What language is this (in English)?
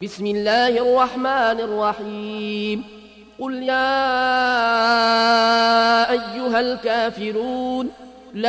Arabic